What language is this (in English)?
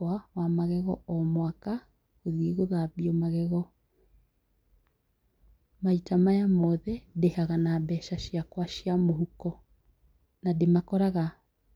Kikuyu